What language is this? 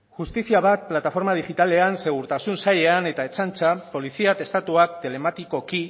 Basque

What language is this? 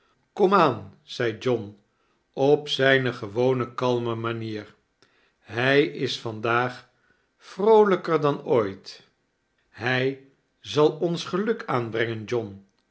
Dutch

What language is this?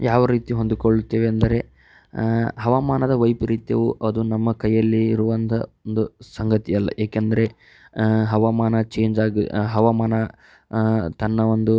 Kannada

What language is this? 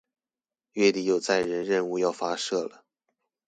Chinese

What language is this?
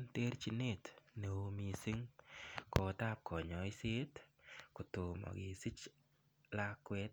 Kalenjin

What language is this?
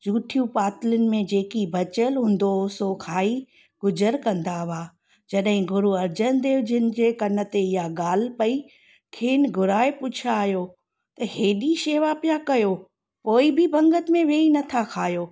Sindhi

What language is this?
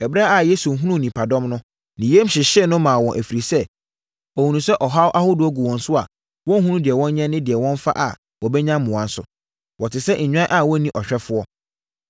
Akan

